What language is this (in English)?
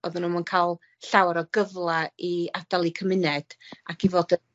Welsh